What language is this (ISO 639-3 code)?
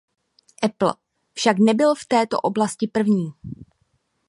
ces